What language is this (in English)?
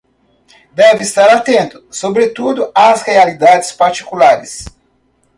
Portuguese